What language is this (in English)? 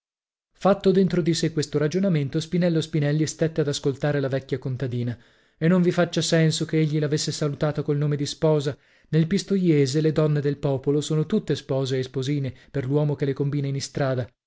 Italian